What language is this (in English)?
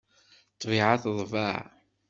Kabyle